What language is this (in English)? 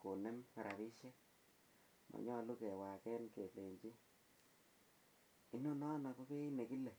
Kalenjin